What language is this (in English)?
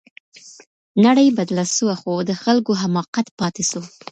Pashto